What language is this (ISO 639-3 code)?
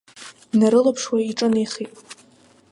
abk